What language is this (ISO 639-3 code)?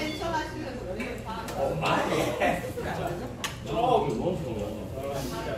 kor